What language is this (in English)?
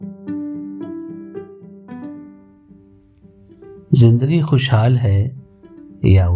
Urdu